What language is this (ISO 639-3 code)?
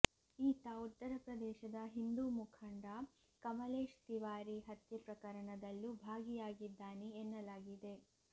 kan